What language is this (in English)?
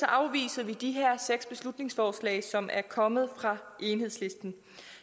Danish